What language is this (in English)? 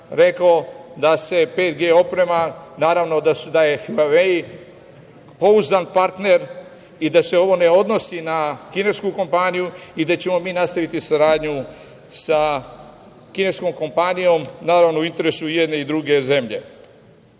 Serbian